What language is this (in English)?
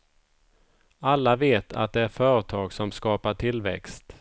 Swedish